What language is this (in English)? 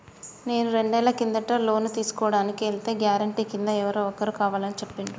Telugu